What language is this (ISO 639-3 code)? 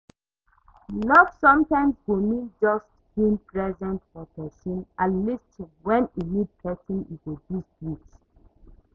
pcm